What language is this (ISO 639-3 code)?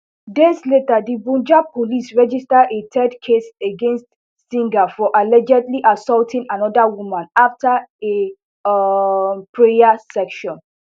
pcm